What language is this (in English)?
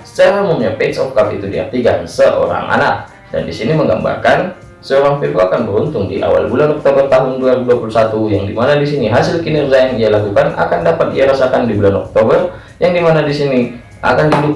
Indonesian